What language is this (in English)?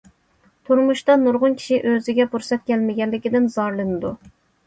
Uyghur